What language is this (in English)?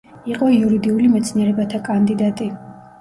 Georgian